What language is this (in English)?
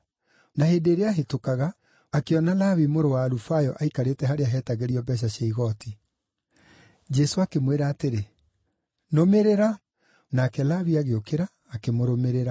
Kikuyu